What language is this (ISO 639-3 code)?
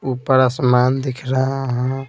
hin